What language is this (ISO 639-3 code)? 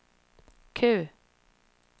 swe